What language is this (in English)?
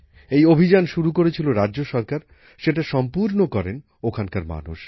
Bangla